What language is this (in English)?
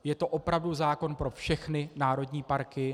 Czech